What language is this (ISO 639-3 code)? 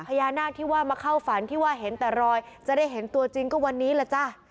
tha